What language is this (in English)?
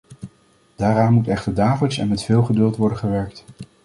Dutch